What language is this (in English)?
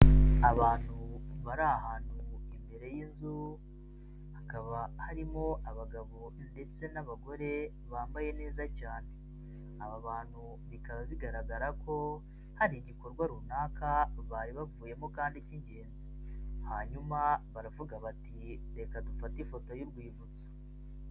Kinyarwanda